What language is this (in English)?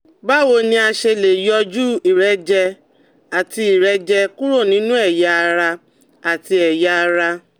Yoruba